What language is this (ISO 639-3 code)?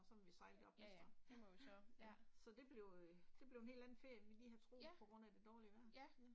dan